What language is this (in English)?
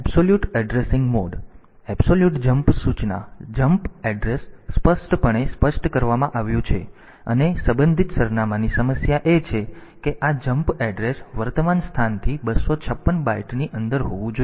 Gujarati